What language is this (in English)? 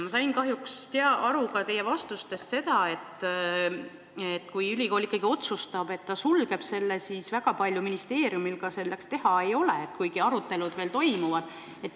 Estonian